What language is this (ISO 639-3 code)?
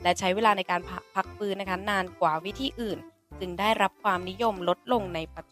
tha